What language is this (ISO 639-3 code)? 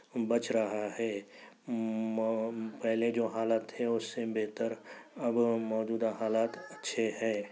urd